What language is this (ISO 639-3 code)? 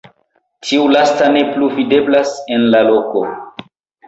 epo